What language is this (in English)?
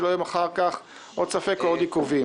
Hebrew